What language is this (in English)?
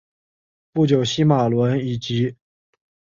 Chinese